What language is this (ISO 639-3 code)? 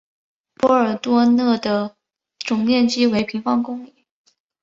zho